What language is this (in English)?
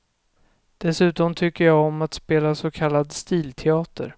Swedish